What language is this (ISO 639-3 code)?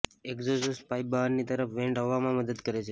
guj